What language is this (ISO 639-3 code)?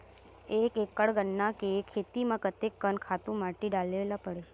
hne